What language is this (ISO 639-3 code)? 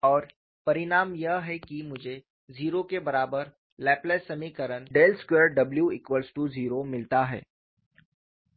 hin